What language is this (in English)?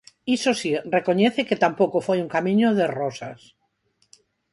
Galician